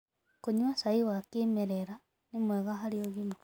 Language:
Kikuyu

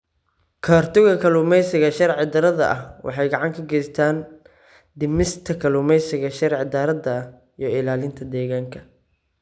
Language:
Somali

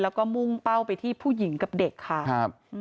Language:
Thai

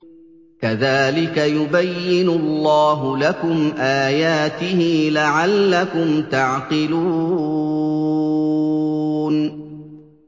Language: Arabic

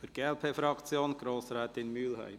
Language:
Swiss German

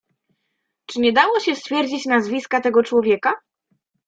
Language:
Polish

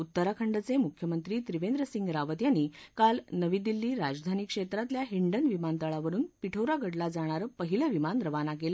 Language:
Marathi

